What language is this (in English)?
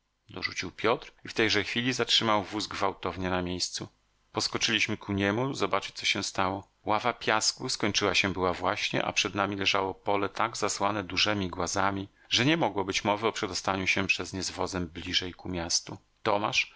Polish